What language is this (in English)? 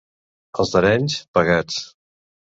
Catalan